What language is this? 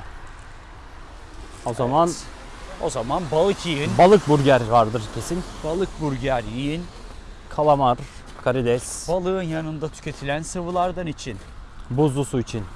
Turkish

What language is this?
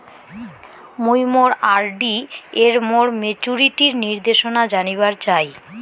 Bangla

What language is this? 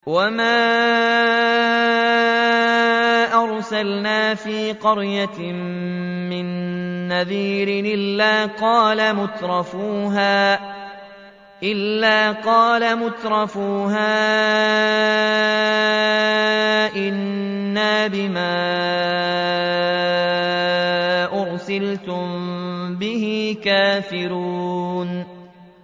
Arabic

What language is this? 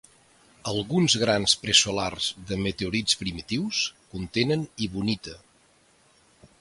Catalan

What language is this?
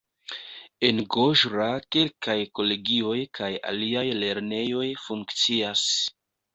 Esperanto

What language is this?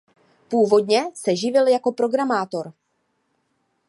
Czech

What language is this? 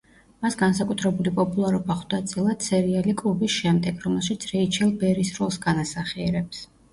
Georgian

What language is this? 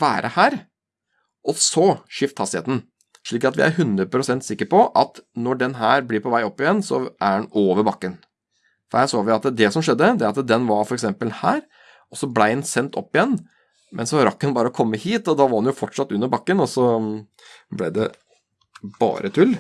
Norwegian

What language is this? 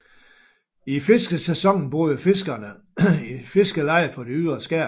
Danish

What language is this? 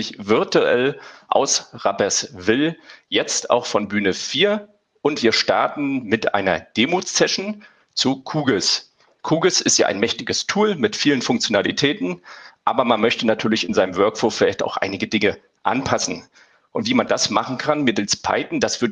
German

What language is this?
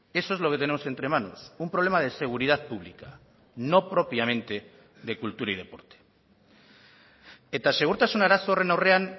Spanish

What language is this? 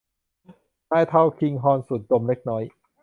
Thai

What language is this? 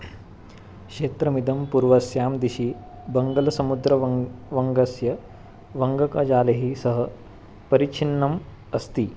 Sanskrit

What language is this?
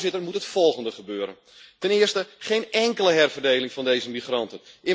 Dutch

